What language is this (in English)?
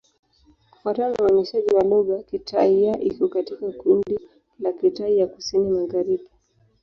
Swahili